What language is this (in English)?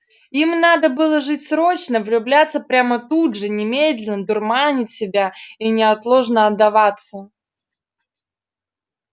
Russian